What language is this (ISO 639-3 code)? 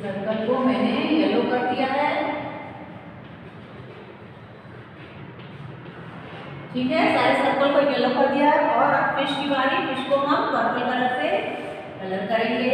hin